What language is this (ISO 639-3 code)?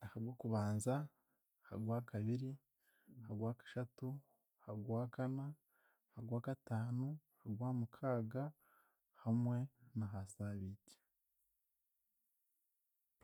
cgg